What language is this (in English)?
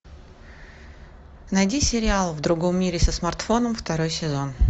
Russian